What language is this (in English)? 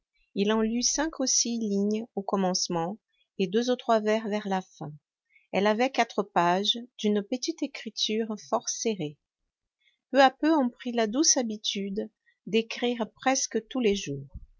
French